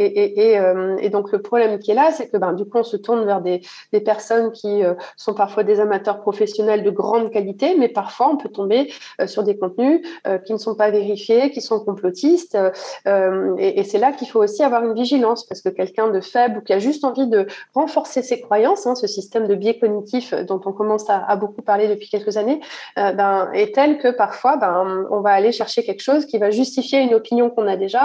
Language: French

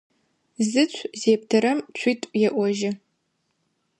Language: Adyghe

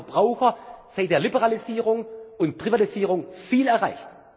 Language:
German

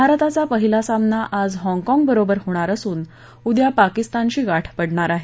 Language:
Marathi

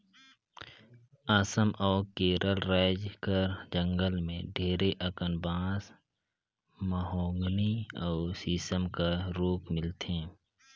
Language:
Chhattisgarhi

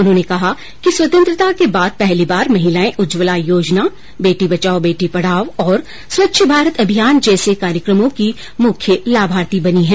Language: Hindi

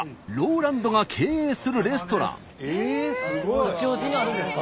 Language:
Japanese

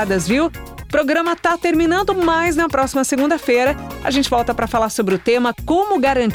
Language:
Portuguese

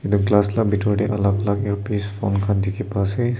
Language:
Naga Pidgin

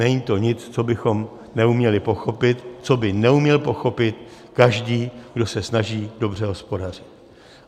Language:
Czech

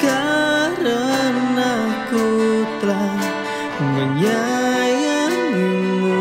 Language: Indonesian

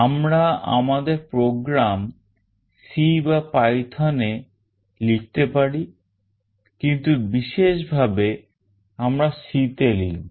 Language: Bangla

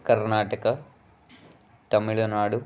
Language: Kannada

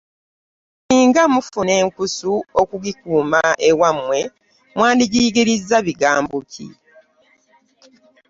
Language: Ganda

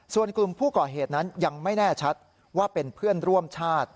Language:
Thai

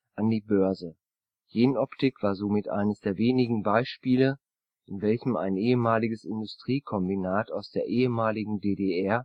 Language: German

